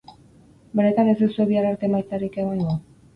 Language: Basque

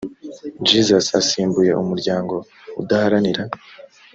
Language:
Kinyarwanda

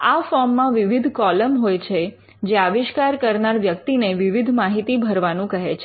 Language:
Gujarati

